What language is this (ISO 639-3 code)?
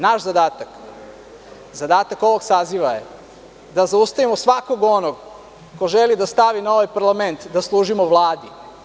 srp